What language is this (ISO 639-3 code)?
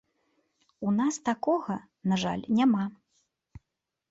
bel